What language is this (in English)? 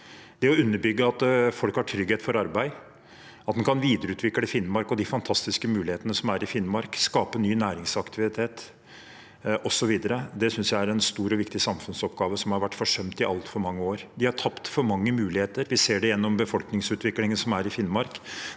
Norwegian